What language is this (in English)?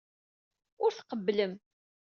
Kabyle